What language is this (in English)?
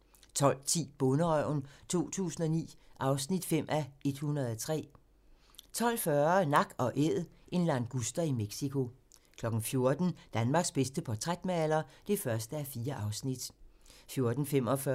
Danish